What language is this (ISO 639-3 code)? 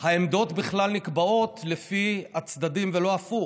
heb